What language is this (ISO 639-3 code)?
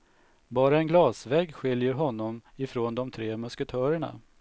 swe